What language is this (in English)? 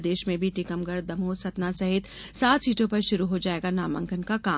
Hindi